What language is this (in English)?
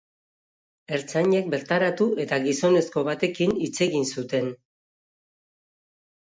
Basque